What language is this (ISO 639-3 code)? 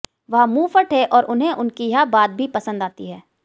hin